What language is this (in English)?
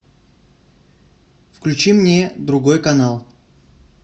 Russian